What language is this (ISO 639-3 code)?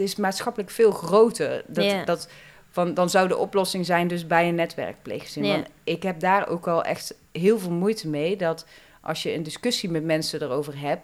nld